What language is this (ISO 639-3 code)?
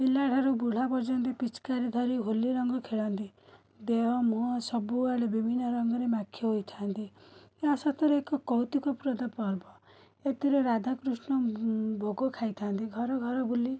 ori